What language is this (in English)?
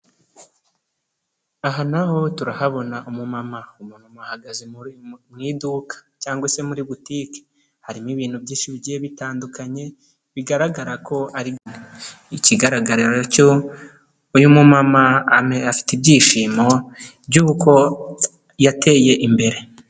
Kinyarwanda